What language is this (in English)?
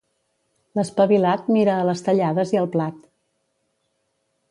Catalan